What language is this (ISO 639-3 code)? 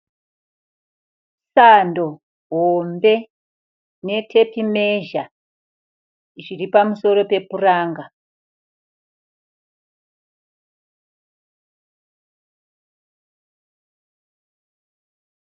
sna